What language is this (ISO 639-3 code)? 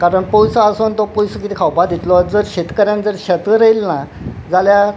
kok